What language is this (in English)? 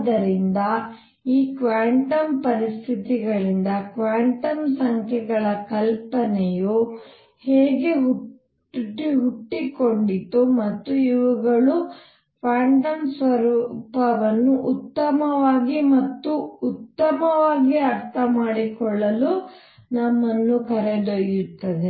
Kannada